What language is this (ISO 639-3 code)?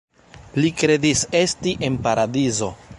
epo